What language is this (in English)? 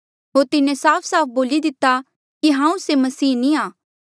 Mandeali